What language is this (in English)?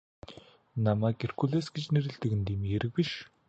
Mongolian